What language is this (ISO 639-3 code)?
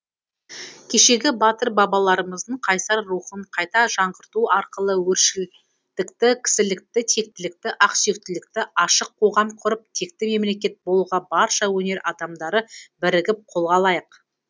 kaz